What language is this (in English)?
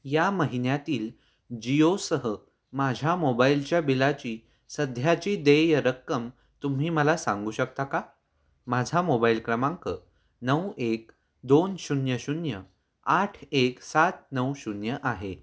Marathi